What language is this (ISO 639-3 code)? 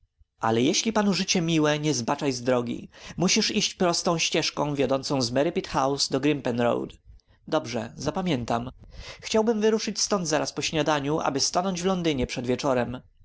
pol